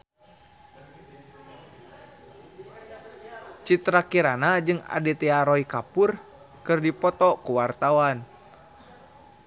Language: Sundanese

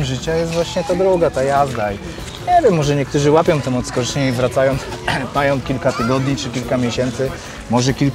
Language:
Polish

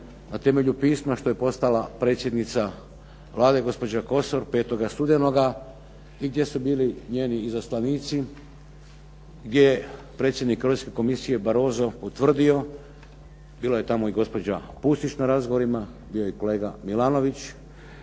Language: Croatian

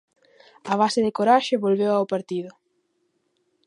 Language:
Galician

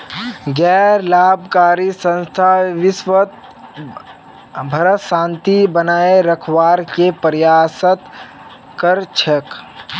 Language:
Magahi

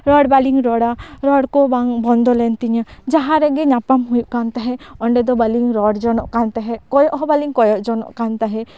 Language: Santali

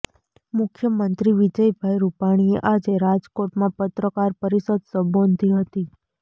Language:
Gujarati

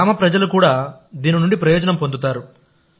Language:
Telugu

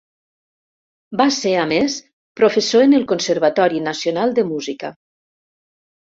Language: Catalan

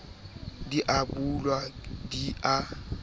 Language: Southern Sotho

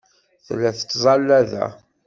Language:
Kabyle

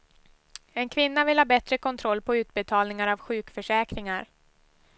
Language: Swedish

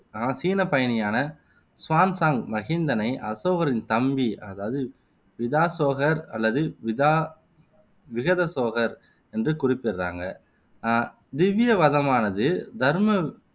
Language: Tamil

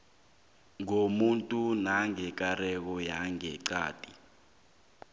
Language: South Ndebele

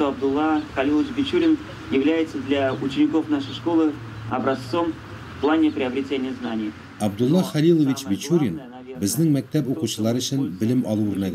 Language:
Russian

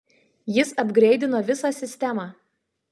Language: Lithuanian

